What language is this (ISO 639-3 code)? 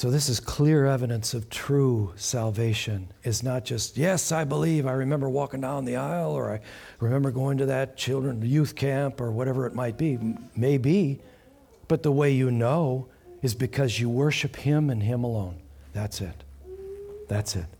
eng